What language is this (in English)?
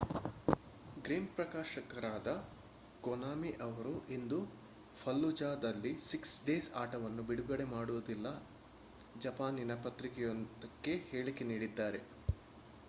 Kannada